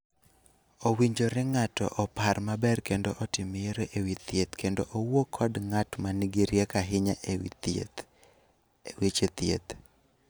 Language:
Luo (Kenya and Tanzania)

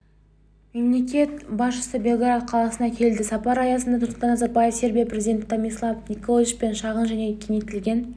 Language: Kazakh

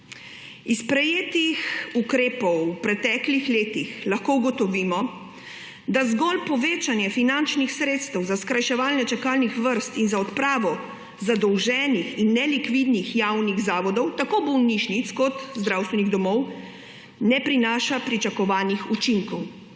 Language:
Slovenian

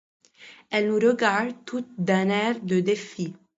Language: French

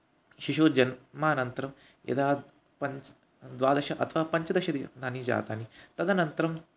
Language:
Sanskrit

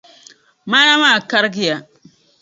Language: Dagbani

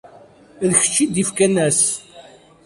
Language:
Kabyle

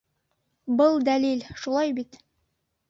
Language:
Bashkir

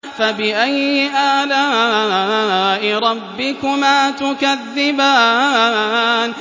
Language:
Arabic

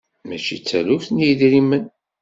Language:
Kabyle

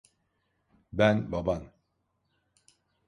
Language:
Turkish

